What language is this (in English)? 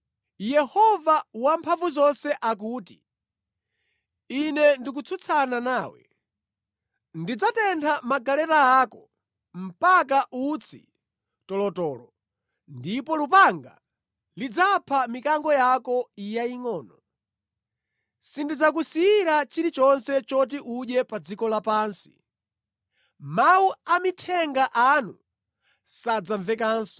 Nyanja